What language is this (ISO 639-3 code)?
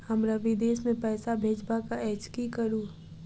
mai